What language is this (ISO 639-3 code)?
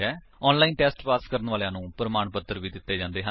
pan